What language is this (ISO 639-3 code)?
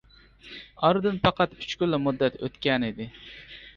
uig